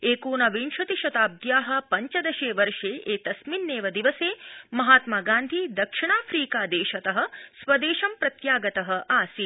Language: Sanskrit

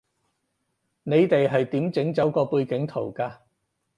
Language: Cantonese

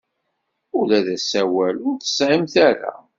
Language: Kabyle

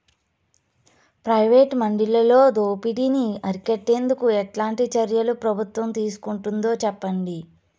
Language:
Telugu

